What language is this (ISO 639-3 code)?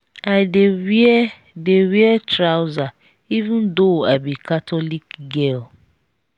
pcm